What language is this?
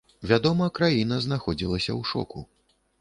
Belarusian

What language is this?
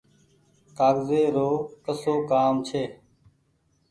Goaria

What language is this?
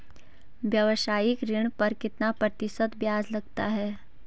Hindi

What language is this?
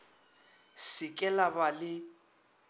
Northern Sotho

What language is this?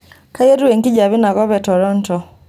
Masai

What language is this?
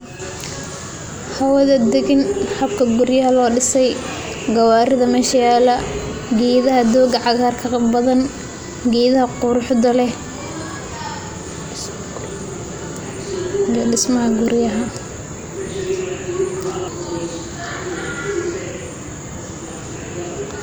Somali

